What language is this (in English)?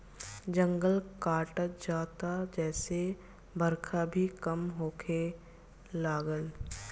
Bhojpuri